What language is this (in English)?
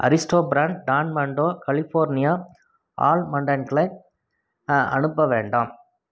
Tamil